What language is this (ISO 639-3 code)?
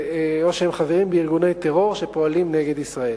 heb